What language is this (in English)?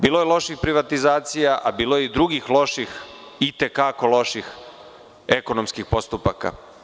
Serbian